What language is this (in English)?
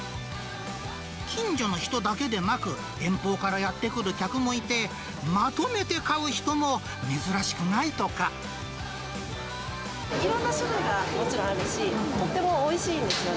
Japanese